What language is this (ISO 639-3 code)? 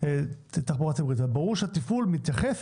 heb